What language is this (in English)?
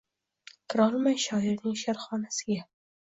Uzbek